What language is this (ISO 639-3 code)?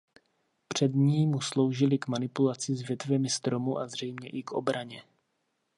ces